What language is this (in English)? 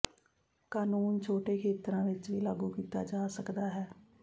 Punjabi